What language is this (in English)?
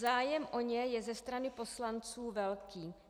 Czech